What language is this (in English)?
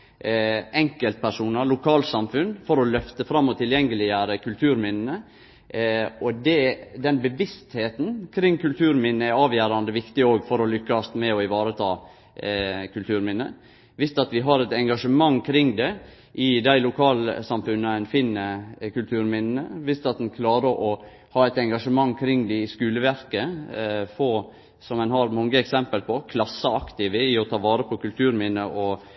Norwegian Nynorsk